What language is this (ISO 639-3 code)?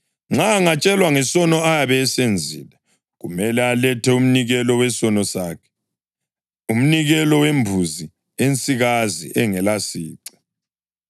nde